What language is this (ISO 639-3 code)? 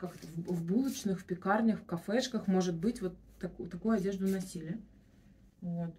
rus